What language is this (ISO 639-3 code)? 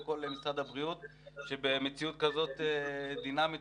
heb